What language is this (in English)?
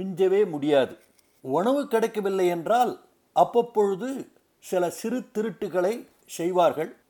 Tamil